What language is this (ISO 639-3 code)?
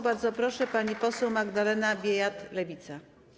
pol